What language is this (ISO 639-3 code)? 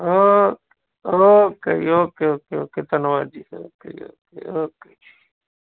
pan